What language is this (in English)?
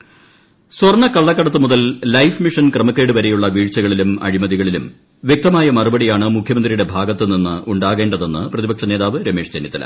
Malayalam